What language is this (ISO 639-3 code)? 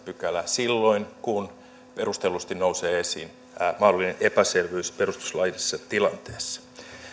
fin